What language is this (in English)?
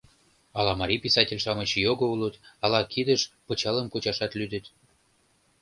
Mari